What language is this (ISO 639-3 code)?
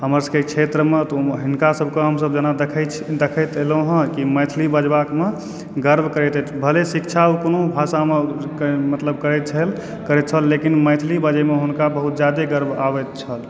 mai